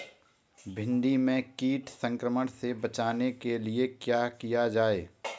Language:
Hindi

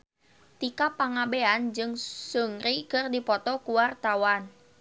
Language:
Sundanese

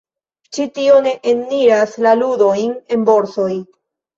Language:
Esperanto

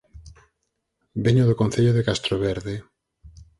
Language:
Galician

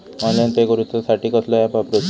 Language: Marathi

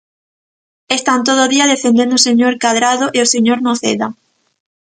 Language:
Galician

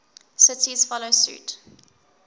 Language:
English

